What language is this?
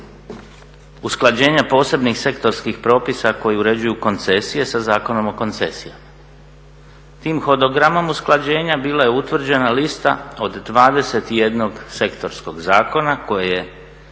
Croatian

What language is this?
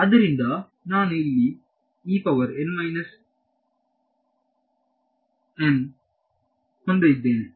Kannada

